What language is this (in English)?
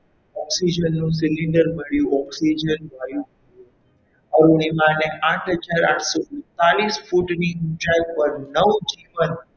Gujarati